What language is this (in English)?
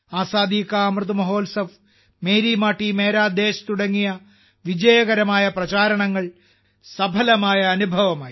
Malayalam